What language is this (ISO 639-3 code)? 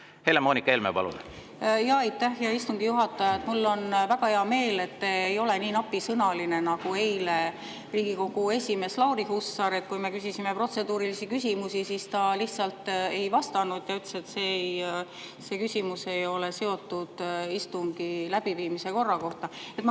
est